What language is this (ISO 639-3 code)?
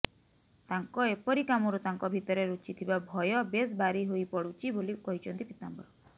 ori